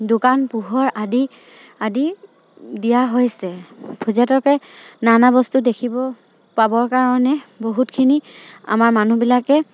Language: Assamese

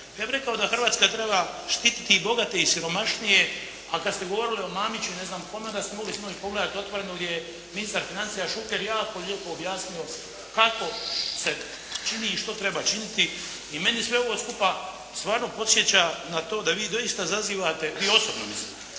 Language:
Croatian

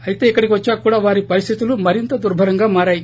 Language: Telugu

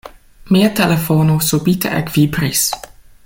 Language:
Esperanto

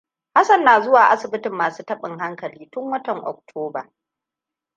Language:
Hausa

